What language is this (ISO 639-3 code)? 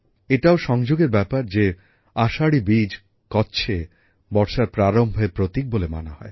ben